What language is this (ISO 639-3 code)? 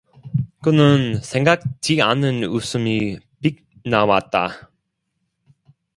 kor